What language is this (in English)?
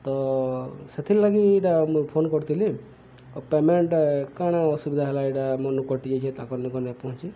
Odia